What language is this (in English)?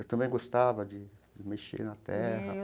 Portuguese